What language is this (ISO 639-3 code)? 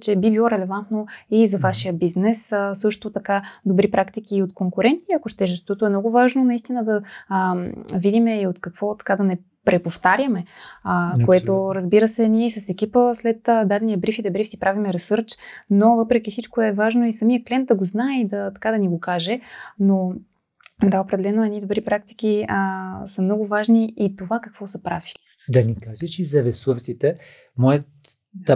bul